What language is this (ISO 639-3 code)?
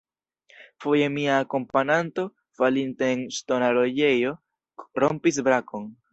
epo